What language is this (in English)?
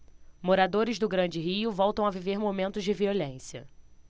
Portuguese